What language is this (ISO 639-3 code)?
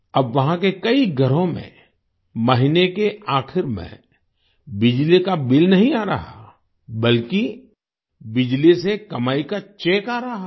hin